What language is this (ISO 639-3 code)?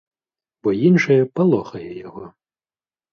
bel